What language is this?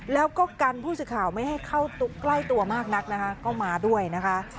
Thai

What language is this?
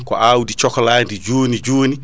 Fula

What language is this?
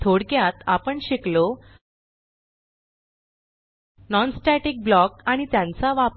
Marathi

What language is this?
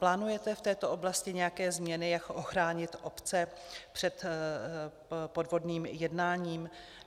Czech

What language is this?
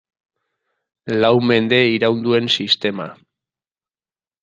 Basque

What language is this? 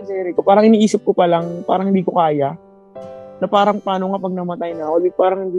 Filipino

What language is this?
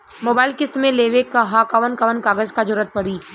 Bhojpuri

